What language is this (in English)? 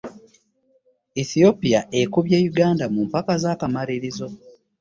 Ganda